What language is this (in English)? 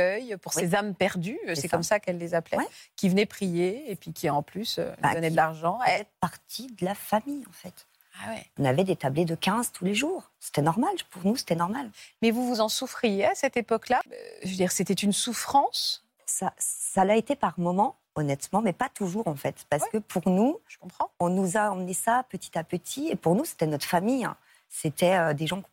French